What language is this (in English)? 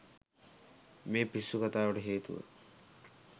Sinhala